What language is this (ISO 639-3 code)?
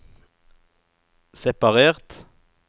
nor